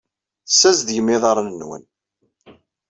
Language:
Kabyle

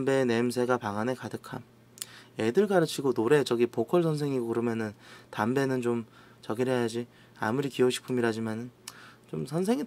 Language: Korean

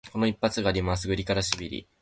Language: Japanese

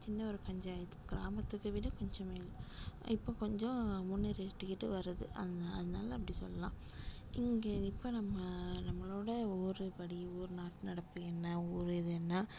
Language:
Tamil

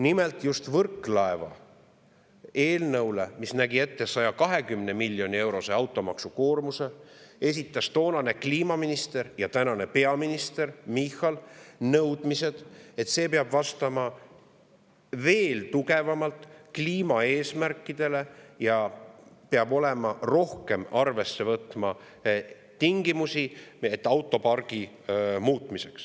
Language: Estonian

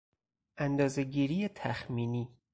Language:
Persian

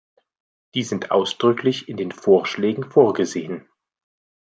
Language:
German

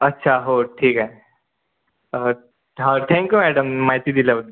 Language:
Marathi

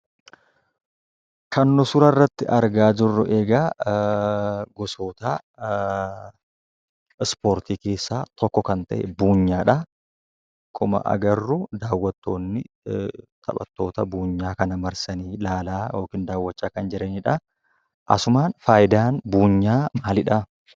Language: Oromo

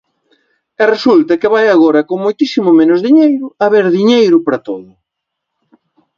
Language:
Galician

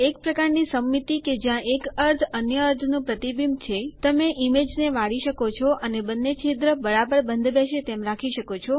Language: Gujarati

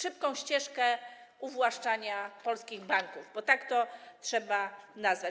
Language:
Polish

